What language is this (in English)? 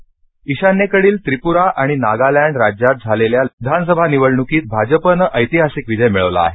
Marathi